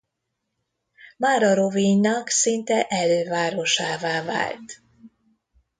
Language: Hungarian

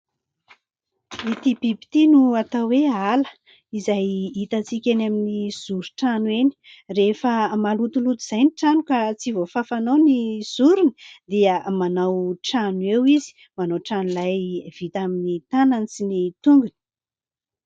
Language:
Malagasy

